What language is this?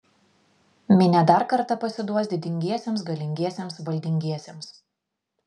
Lithuanian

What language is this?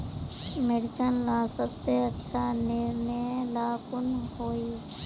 Magahi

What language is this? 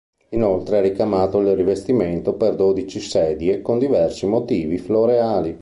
Italian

